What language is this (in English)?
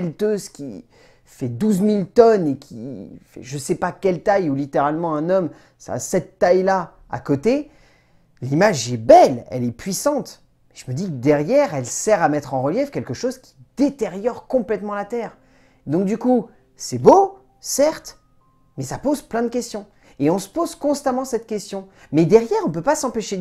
French